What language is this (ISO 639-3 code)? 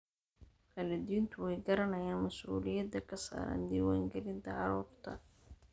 som